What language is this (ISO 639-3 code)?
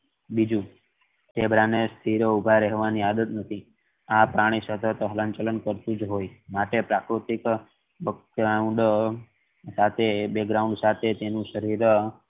guj